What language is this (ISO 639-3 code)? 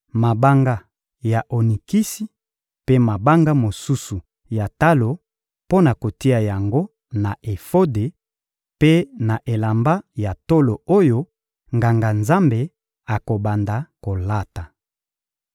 lin